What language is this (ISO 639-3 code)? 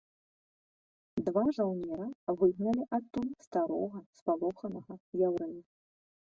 bel